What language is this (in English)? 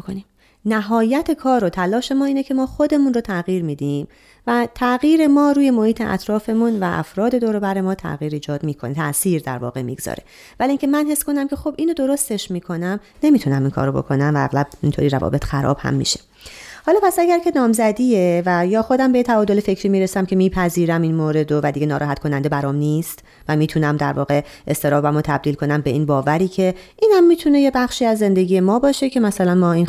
Persian